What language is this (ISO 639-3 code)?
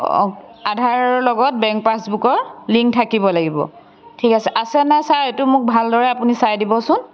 asm